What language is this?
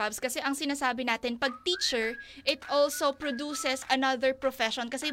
Filipino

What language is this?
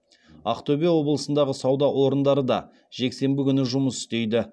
Kazakh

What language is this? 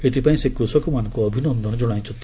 Odia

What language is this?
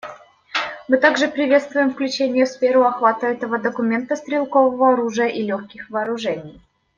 Russian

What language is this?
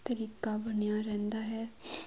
Punjabi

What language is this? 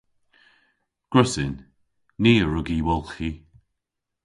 Cornish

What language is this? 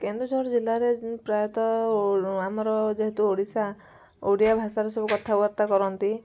Odia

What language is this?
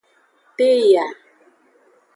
Aja (Benin)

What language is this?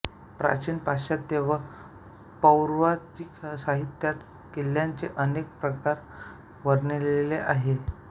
Marathi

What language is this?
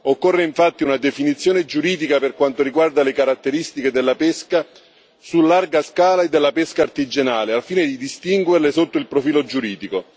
Italian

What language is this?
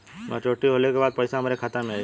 Bhojpuri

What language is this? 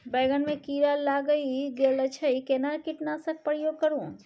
Maithili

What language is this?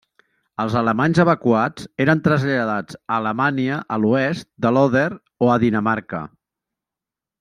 Catalan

